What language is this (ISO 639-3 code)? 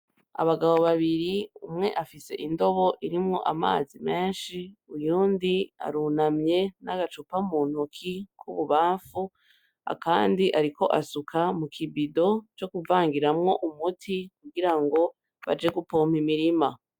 run